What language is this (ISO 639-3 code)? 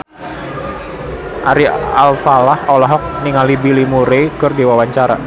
sun